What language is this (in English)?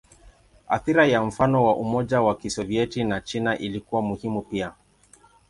Swahili